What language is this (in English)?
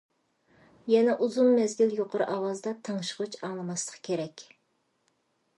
Uyghur